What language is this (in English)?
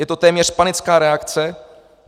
Czech